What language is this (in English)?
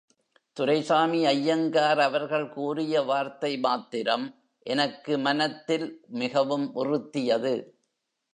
Tamil